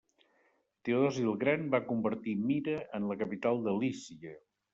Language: Catalan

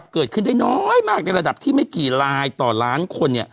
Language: Thai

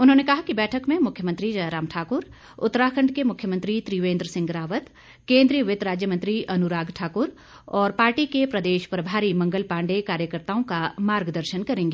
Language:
Hindi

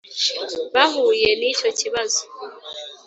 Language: Kinyarwanda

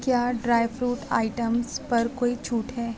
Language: Urdu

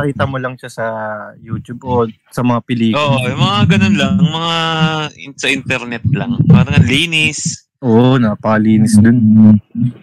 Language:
Filipino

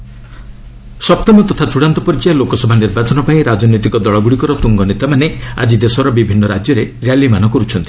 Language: Odia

